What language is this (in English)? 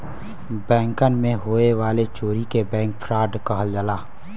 Bhojpuri